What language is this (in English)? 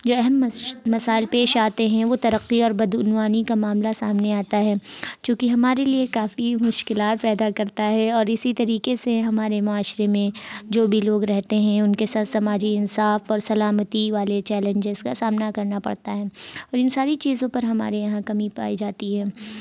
Urdu